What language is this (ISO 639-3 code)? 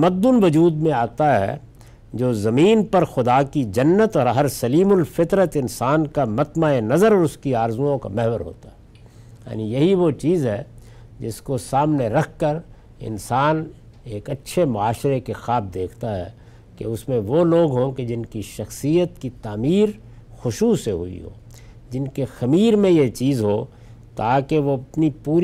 urd